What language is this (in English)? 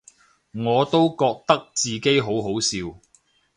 Cantonese